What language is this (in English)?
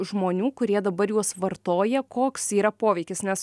Lithuanian